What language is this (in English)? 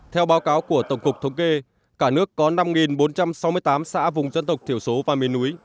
Vietnamese